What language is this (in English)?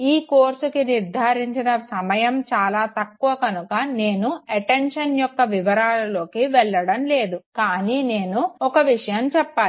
Telugu